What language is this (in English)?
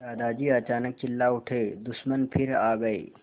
Hindi